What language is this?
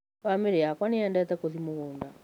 Kikuyu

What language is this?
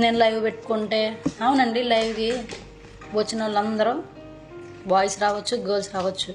Telugu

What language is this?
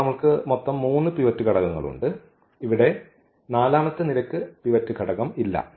Malayalam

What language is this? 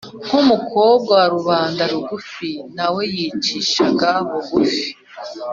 Kinyarwanda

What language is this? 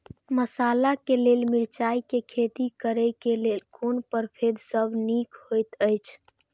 Maithili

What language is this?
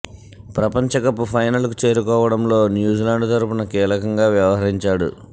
Telugu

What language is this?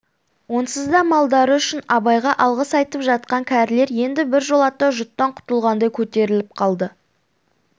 Kazakh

